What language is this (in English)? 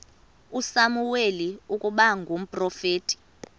Xhosa